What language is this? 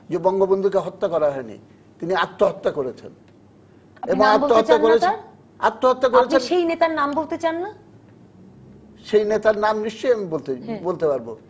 Bangla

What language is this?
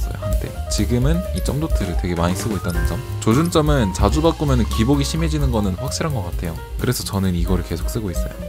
Korean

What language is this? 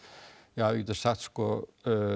Icelandic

